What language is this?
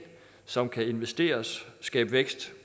Danish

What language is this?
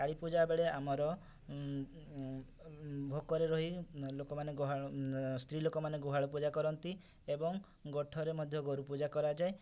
Odia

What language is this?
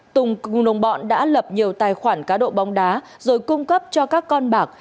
Vietnamese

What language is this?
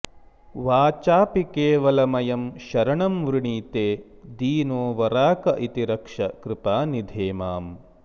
Sanskrit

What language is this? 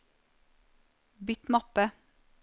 Norwegian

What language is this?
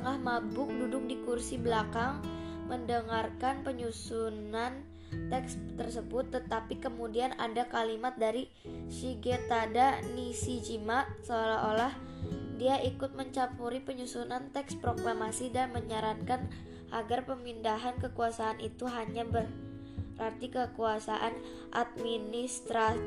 Indonesian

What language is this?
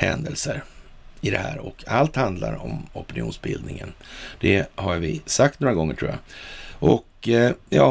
Swedish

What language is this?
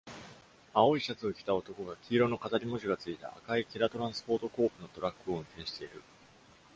Japanese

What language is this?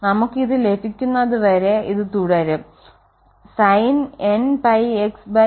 Malayalam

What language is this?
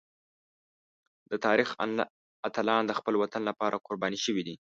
Pashto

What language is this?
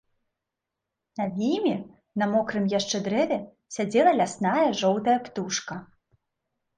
Belarusian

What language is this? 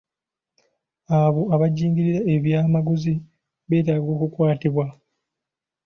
Ganda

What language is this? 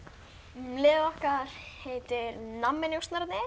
Icelandic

